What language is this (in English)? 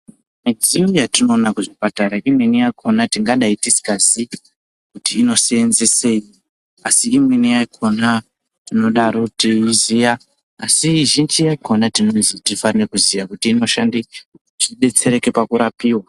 Ndau